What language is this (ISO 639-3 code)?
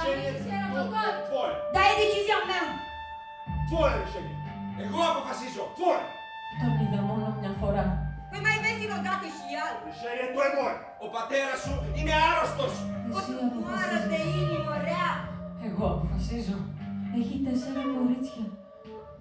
ell